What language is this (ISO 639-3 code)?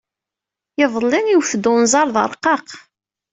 kab